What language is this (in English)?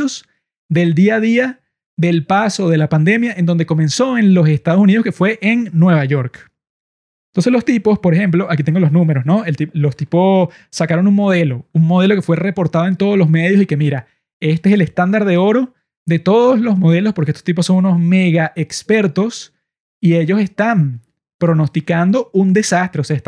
Spanish